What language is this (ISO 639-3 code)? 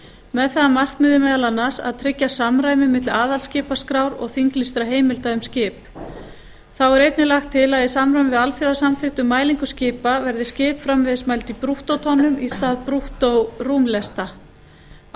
isl